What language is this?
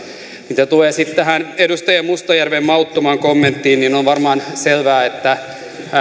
Finnish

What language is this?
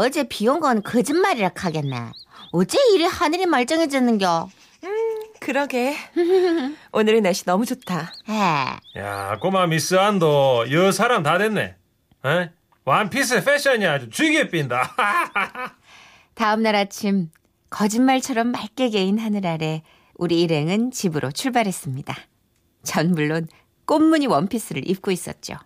Korean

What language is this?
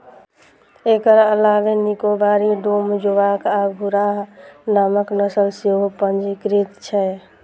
Maithili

